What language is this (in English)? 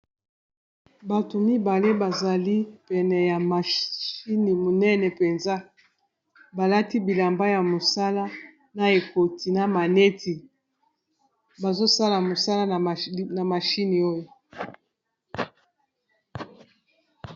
Lingala